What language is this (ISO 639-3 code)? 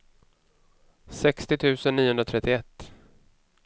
swe